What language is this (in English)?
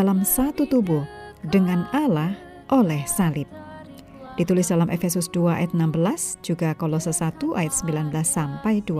Indonesian